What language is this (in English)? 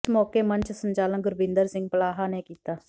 Punjabi